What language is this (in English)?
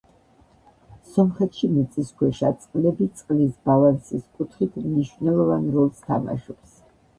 Georgian